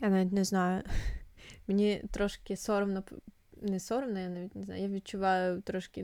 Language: Ukrainian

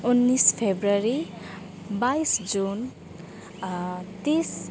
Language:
Nepali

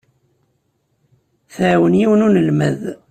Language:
Kabyle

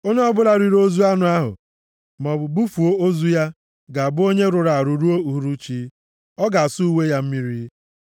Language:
Igbo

